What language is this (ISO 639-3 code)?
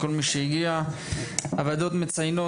heb